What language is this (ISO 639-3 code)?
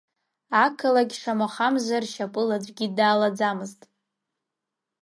abk